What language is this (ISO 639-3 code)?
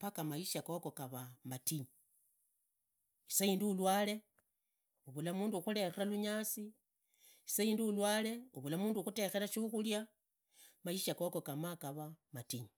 ida